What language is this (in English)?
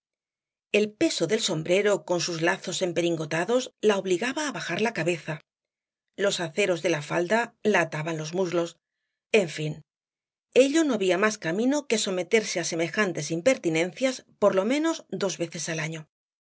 Spanish